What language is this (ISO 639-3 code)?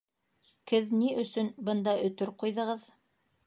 bak